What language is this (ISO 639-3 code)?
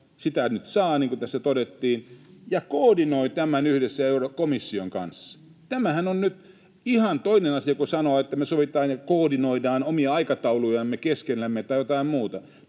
fin